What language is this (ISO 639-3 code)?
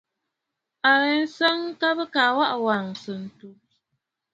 bfd